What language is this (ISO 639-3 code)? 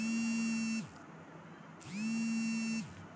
mag